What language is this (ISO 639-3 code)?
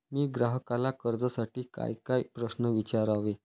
mar